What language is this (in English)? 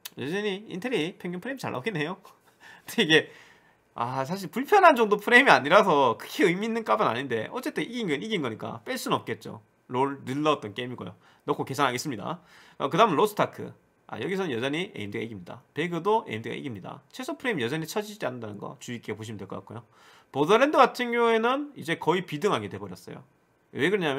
Korean